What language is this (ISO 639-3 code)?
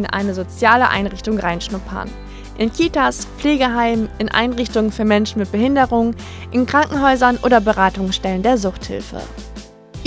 deu